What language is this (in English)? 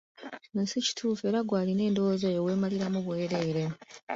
Ganda